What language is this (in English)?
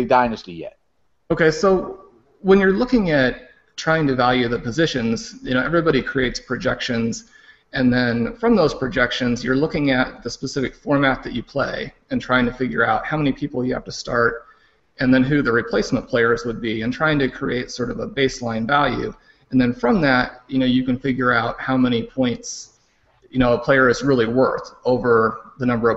English